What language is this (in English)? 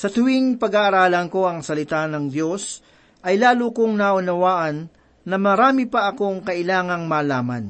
Filipino